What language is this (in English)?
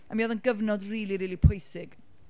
Welsh